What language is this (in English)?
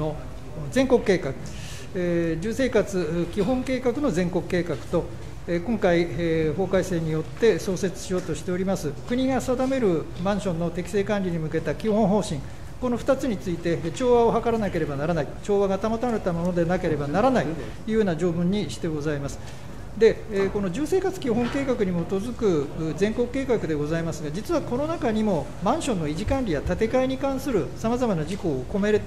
Japanese